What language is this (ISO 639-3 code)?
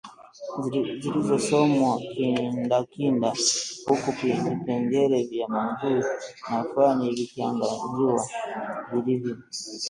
swa